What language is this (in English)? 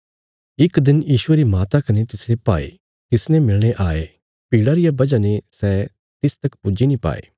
Bilaspuri